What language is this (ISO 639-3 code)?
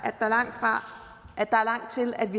dan